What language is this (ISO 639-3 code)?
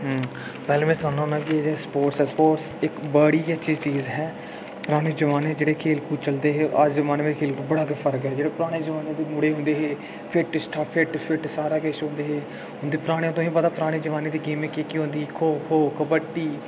doi